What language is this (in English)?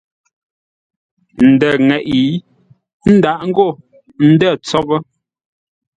Ngombale